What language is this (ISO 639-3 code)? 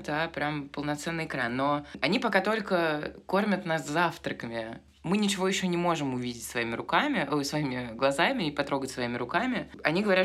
rus